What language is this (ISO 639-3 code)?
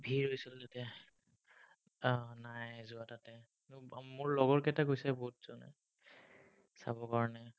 asm